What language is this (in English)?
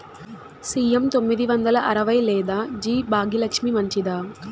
Telugu